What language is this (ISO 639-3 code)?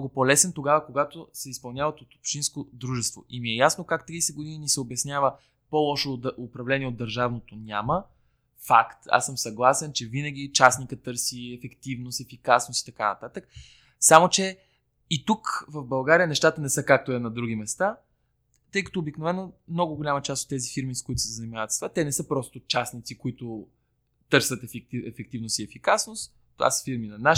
bul